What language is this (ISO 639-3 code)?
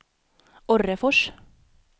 swe